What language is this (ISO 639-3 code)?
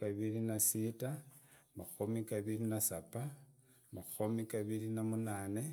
ida